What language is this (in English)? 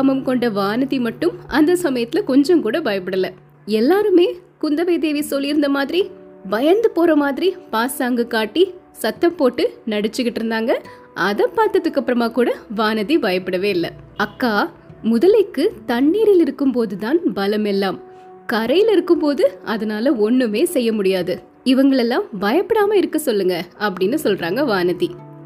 Tamil